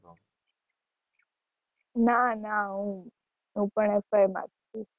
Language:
Gujarati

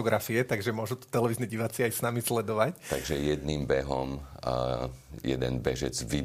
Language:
Slovak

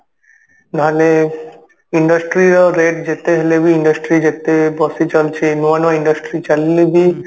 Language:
Odia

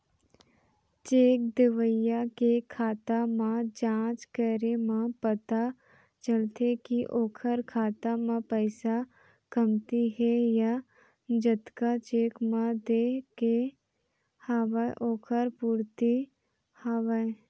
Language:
Chhattisgarhi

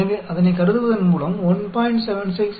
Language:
Tamil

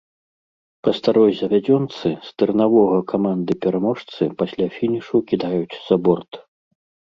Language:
Belarusian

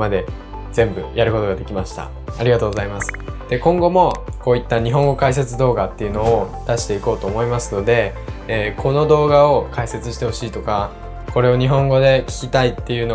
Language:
Japanese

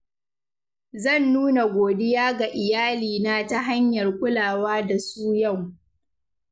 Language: Hausa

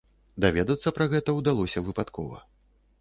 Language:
Belarusian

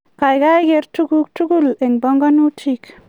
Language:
Kalenjin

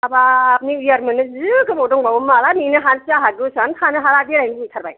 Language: Bodo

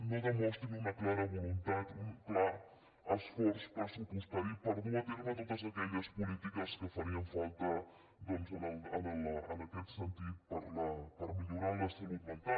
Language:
Catalan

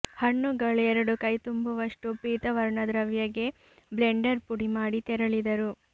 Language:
Kannada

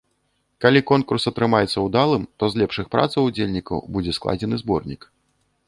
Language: Belarusian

